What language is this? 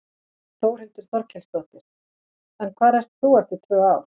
Icelandic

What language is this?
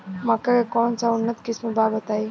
Bhojpuri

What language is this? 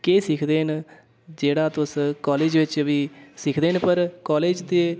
Dogri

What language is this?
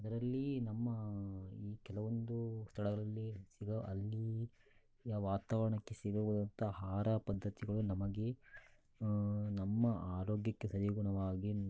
Kannada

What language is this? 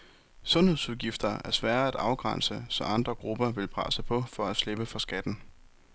Danish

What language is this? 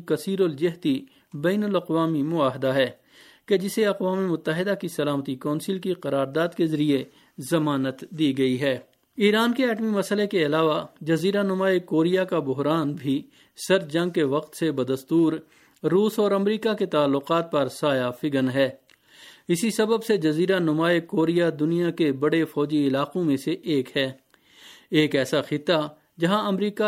Urdu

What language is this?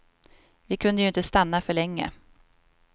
Swedish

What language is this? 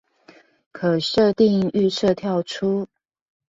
Chinese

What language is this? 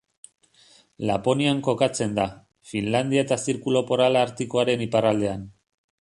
Basque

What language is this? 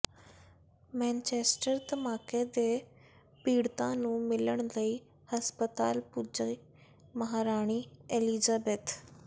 Punjabi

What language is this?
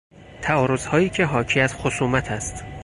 Persian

